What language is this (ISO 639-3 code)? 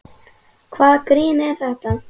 isl